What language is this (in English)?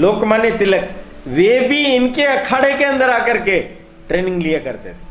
Hindi